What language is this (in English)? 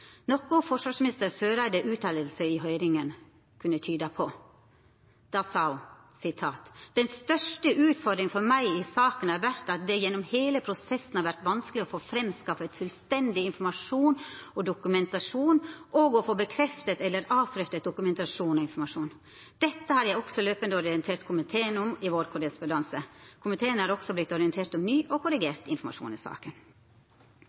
Norwegian Nynorsk